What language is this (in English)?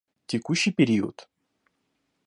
Russian